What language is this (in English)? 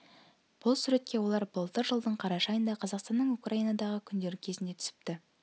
Kazakh